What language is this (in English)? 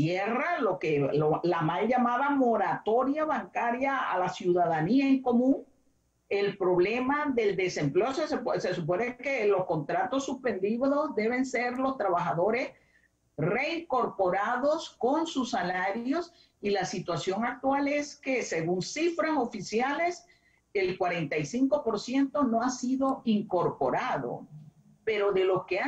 Spanish